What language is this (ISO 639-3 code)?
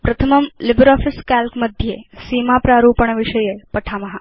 san